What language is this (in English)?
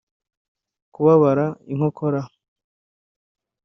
Kinyarwanda